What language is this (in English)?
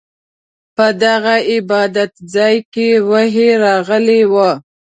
Pashto